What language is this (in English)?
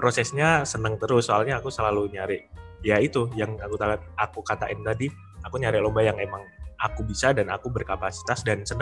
Indonesian